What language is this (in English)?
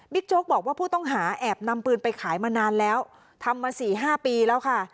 Thai